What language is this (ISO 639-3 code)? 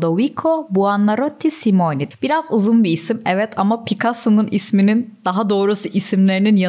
tur